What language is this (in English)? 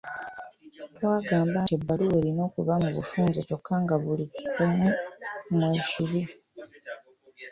Ganda